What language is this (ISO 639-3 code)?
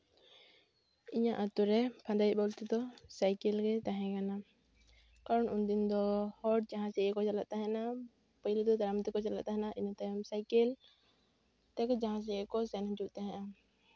sat